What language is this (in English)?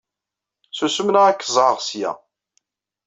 Kabyle